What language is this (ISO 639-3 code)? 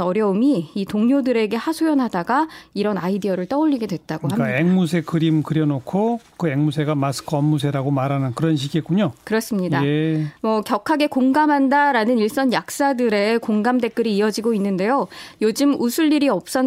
kor